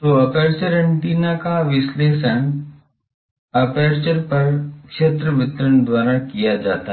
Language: Hindi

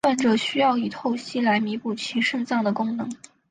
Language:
Chinese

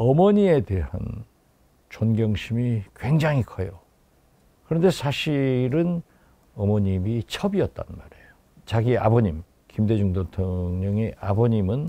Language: Korean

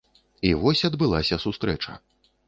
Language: Belarusian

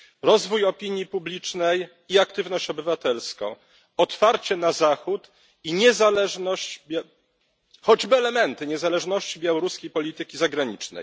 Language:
Polish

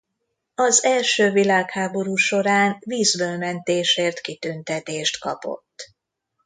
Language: Hungarian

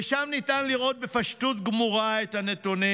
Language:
Hebrew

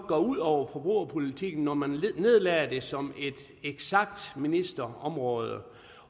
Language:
Danish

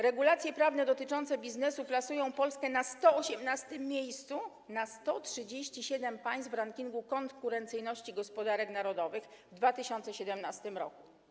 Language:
Polish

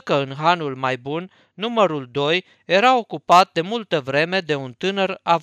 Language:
Romanian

